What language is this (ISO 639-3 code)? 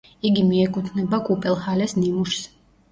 kat